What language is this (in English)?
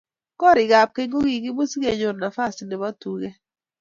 Kalenjin